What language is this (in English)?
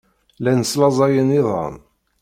Kabyle